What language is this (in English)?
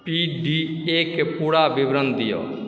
Maithili